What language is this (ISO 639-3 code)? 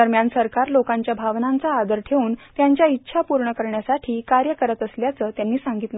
mar